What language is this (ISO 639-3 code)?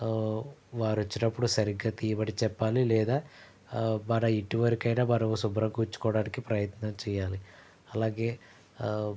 tel